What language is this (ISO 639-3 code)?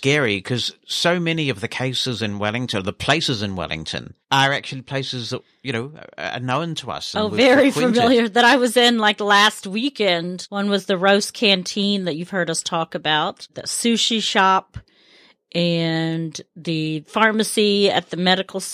eng